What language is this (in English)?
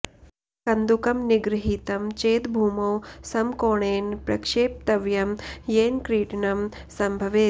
Sanskrit